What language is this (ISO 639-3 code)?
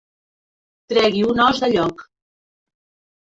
cat